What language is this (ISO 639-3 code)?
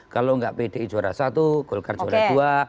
ind